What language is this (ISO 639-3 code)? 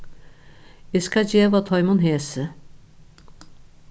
fao